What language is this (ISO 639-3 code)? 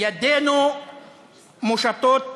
heb